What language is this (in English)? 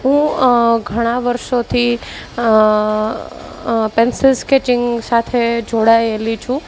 Gujarati